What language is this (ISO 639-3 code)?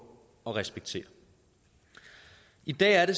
dan